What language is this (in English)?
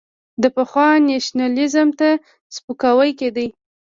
Pashto